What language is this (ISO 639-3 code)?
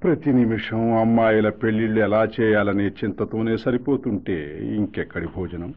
tel